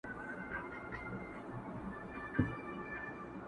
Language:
Pashto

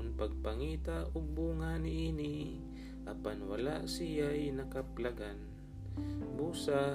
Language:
Filipino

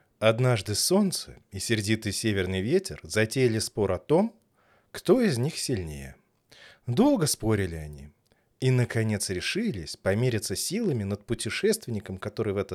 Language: Russian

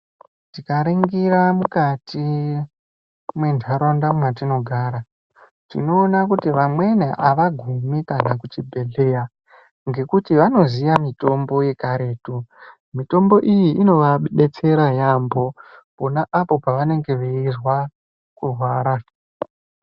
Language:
Ndau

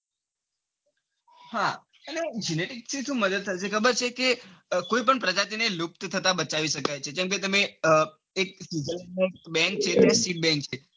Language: Gujarati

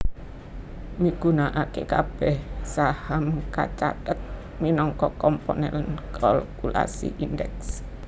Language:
Javanese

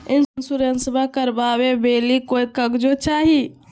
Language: Magahi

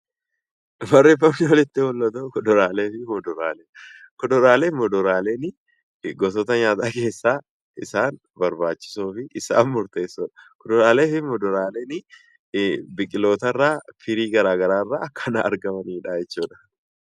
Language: Oromo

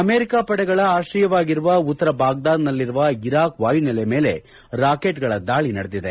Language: Kannada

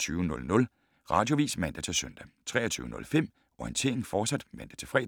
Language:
Danish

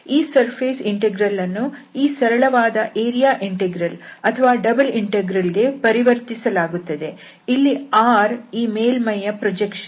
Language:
Kannada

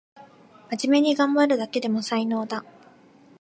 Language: Japanese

